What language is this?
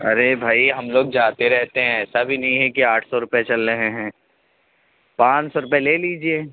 Urdu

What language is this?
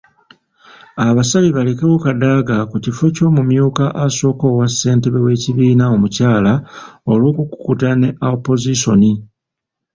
Ganda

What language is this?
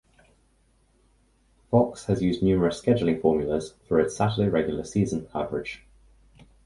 English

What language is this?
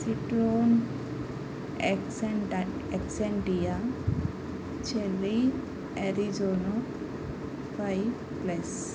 Telugu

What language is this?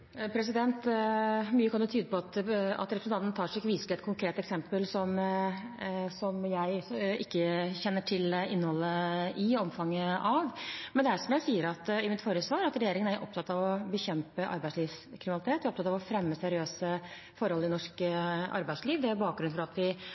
Norwegian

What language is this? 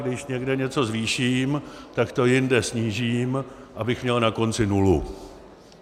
Czech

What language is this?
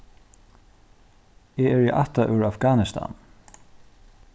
Faroese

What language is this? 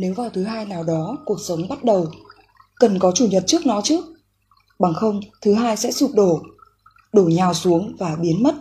Vietnamese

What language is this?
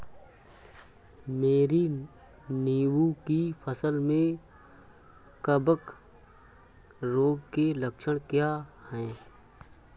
Hindi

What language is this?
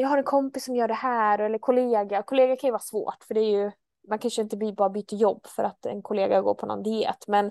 Swedish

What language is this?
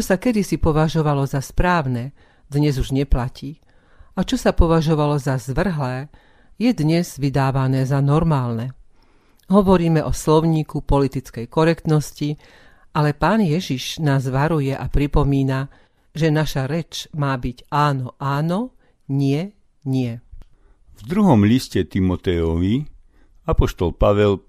Slovak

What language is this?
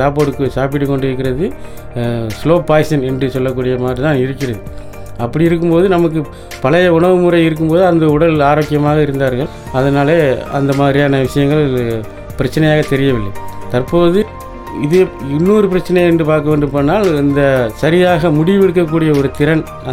Tamil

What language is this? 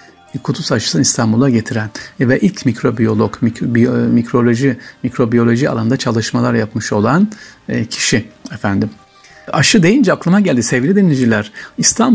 Turkish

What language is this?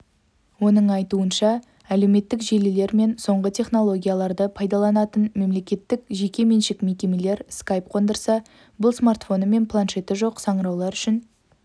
Kazakh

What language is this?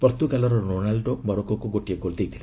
Odia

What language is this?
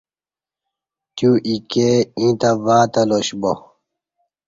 Kati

